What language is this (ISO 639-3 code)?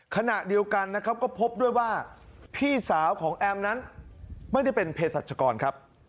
tha